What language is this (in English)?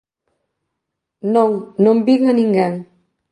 Galician